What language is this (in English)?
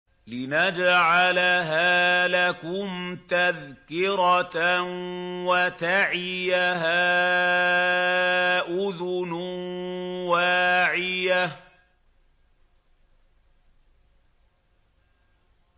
Arabic